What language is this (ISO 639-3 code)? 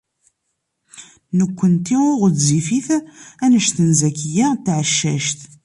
kab